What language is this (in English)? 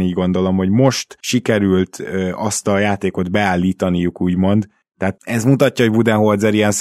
Hungarian